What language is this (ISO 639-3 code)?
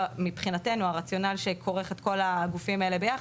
heb